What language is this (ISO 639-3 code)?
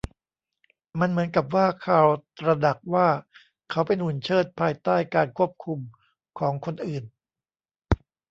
tha